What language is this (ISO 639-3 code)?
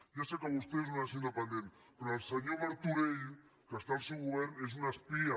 cat